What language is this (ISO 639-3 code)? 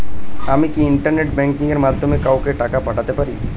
ben